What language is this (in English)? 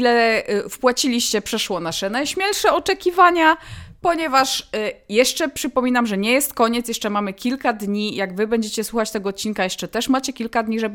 Polish